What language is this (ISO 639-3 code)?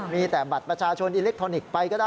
tha